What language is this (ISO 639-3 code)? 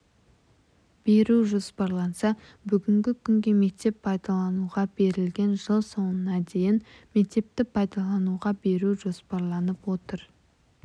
kaz